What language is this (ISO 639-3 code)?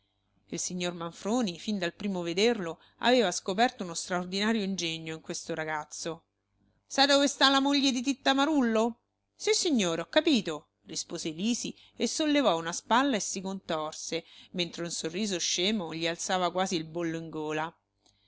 ita